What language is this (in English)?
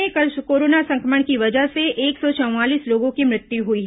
Hindi